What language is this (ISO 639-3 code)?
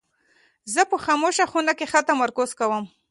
pus